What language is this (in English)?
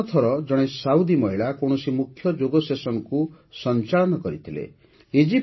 Odia